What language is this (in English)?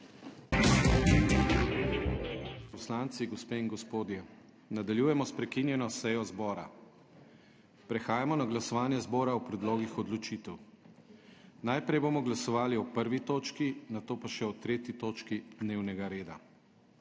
Slovenian